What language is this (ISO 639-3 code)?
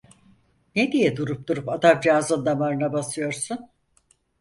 tur